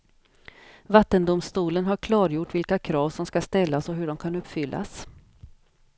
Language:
Swedish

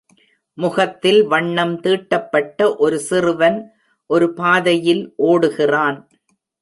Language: Tamil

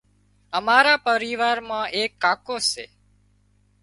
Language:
Wadiyara Koli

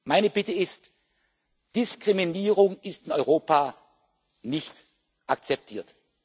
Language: German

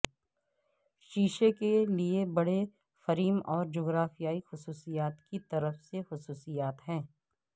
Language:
Urdu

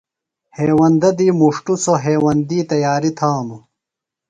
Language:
Phalura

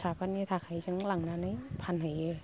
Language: Bodo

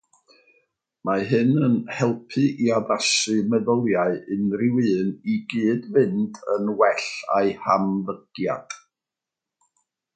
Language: Welsh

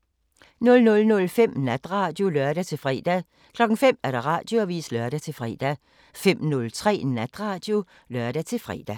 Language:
Danish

